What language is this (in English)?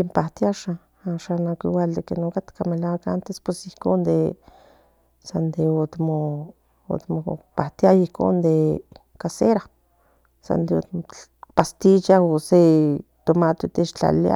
Central Nahuatl